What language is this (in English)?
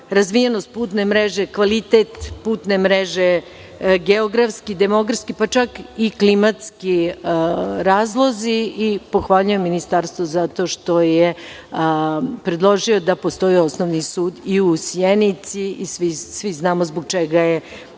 Serbian